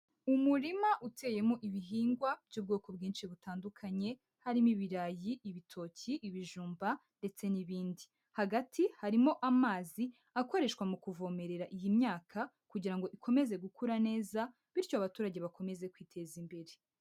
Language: Kinyarwanda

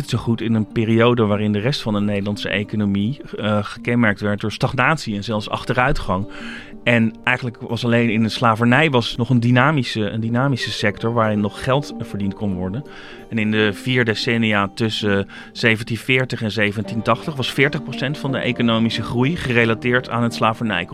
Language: Dutch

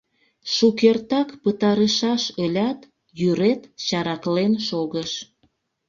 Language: Mari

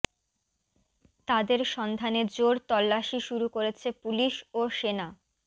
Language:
Bangla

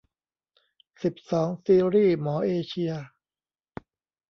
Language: Thai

